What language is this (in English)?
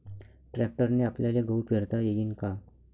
Marathi